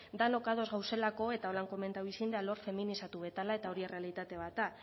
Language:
Basque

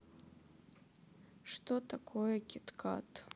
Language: Russian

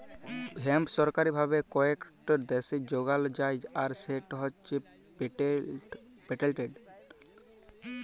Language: Bangla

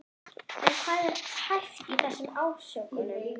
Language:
Icelandic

